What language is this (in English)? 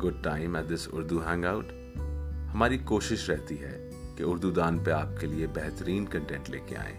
Urdu